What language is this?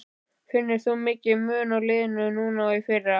Icelandic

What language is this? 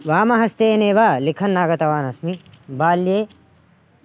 Sanskrit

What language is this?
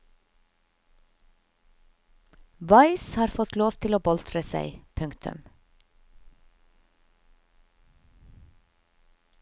Norwegian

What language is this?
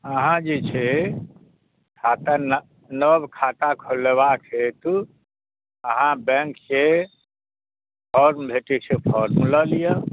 Maithili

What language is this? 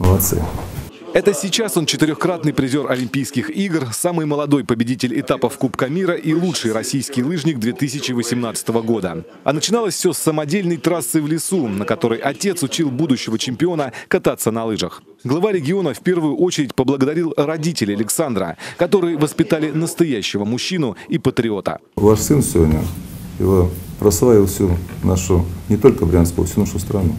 Russian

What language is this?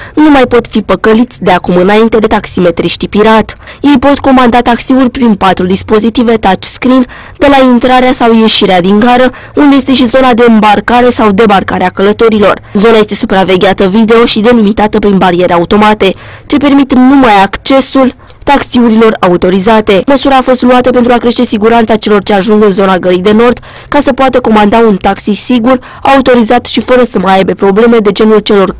Romanian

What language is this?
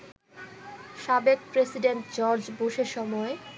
Bangla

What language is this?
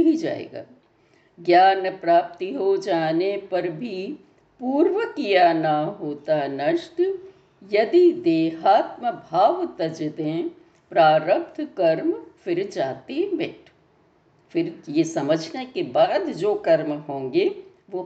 Hindi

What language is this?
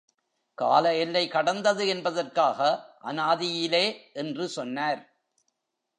Tamil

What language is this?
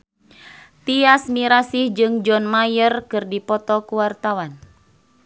Sundanese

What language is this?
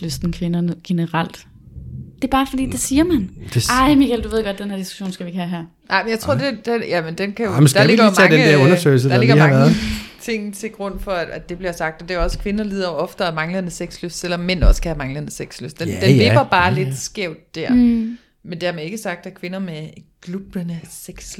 Danish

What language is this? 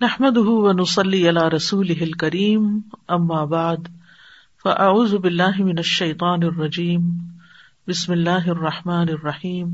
Urdu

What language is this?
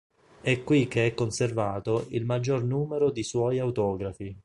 Italian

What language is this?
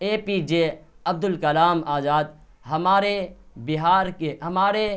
Urdu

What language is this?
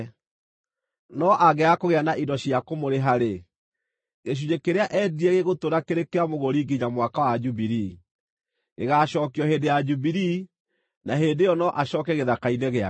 Kikuyu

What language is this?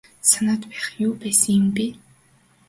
Mongolian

